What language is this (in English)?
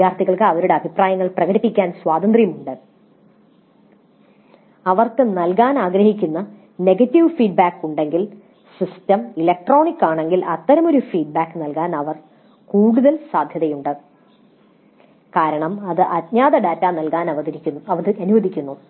Malayalam